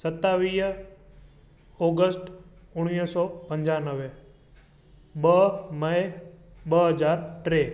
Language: Sindhi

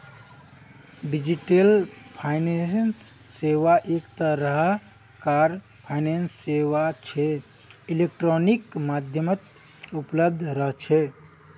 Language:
Magahi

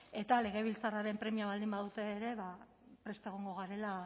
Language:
Basque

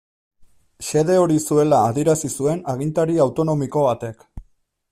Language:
Basque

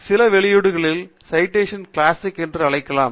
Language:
Tamil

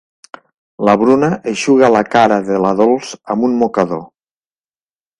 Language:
Catalan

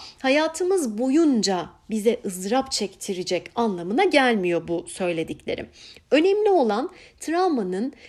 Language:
Turkish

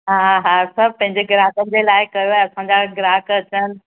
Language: Sindhi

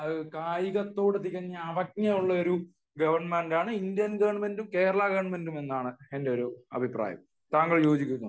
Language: Malayalam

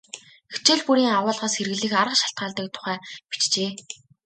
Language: Mongolian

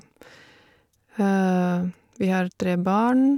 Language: Norwegian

